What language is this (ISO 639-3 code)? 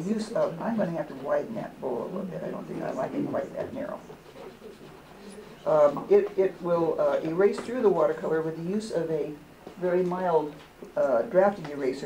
eng